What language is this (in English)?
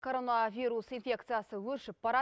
Kazakh